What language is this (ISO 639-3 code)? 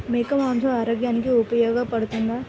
tel